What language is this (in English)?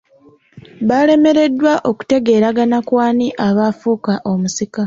Ganda